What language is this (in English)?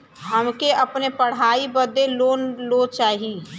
Bhojpuri